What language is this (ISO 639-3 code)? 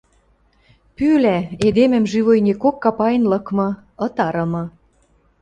mrj